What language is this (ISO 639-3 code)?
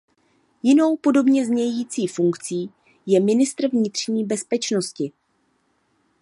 ces